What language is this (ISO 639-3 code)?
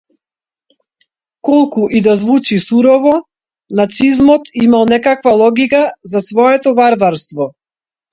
mkd